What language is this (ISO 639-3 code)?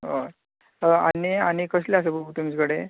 kok